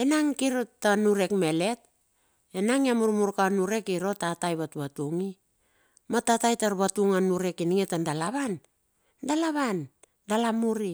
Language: Bilur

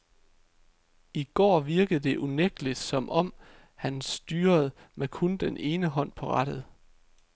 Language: Danish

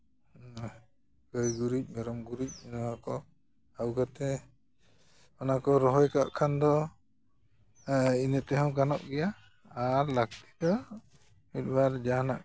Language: Santali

